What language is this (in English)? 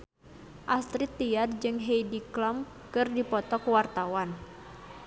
Sundanese